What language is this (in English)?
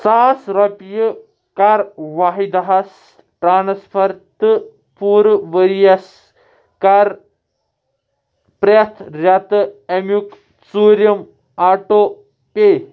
Kashmiri